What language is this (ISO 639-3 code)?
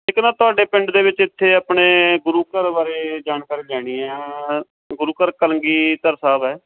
pan